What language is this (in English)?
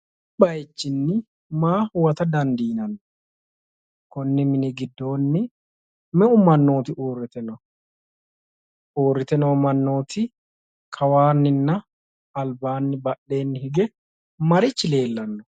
Sidamo